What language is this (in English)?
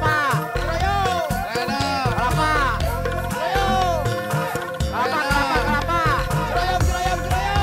Indonesian